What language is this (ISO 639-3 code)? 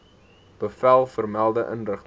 afr